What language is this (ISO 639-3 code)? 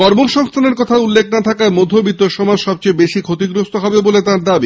ben